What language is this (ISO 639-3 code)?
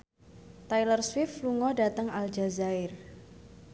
jav